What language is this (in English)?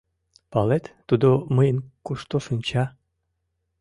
Mari